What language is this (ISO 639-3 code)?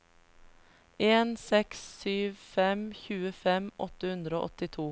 nor